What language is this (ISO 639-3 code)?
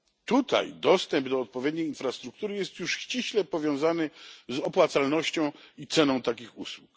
pol